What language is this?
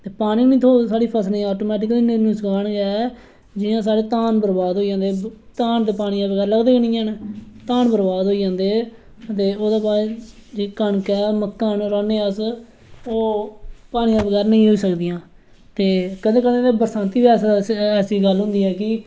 Dogri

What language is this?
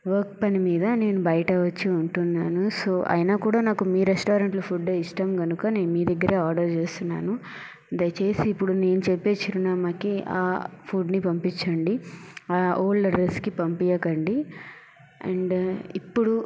Telugu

